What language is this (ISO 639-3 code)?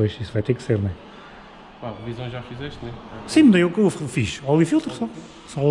por